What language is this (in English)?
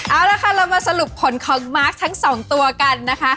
Thai